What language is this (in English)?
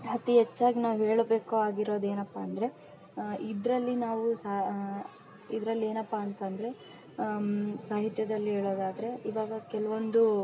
Kannada